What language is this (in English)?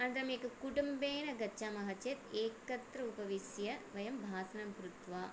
Sanskrit